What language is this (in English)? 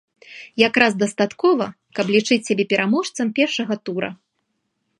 Belarusian